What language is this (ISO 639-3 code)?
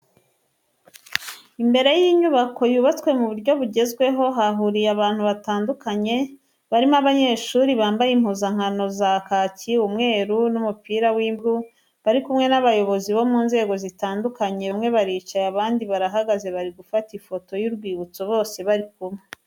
kin